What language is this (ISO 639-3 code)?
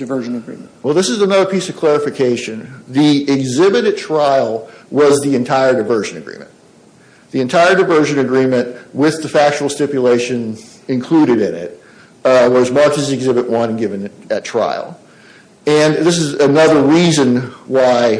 eng